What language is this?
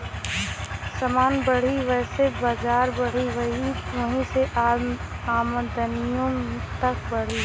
Bhojpuri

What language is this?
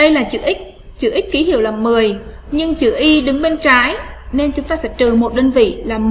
Vietnamese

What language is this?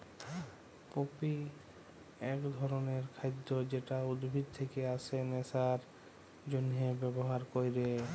Bangla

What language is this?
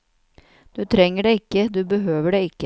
Norwegian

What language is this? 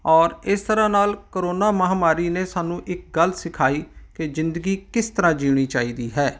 Punjabi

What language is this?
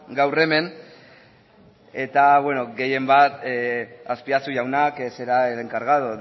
Basque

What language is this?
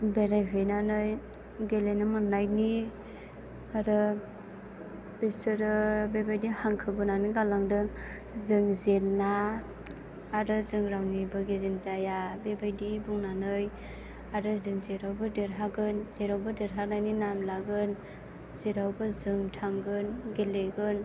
Bodo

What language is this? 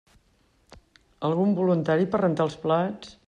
Catalan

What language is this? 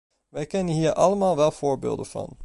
Dutch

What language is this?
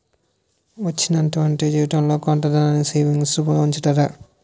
Telugu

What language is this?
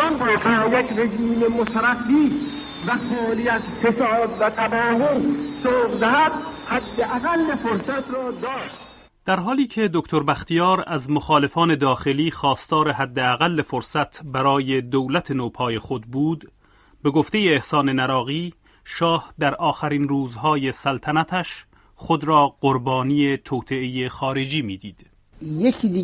Persian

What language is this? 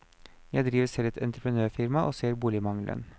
Norwegian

